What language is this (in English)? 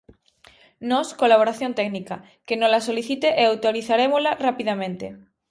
Galician